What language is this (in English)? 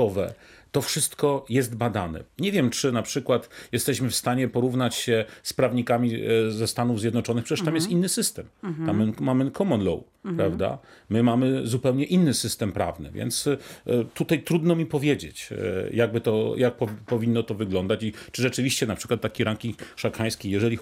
Polish